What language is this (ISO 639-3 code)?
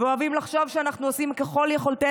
heb